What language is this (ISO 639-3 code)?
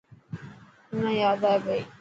mki